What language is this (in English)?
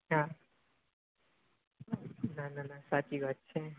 Gujarati